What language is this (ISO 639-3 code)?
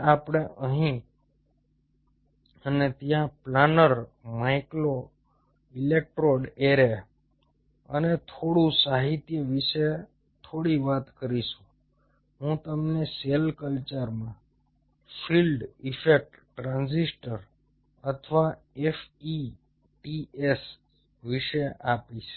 guj